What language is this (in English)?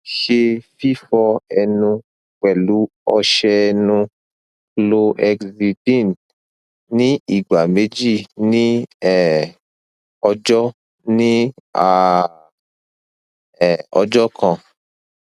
Yoruba